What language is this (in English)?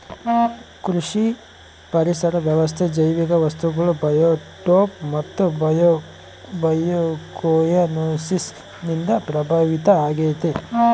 Kannada